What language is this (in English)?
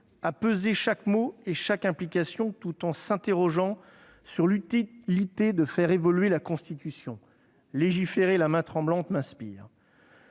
French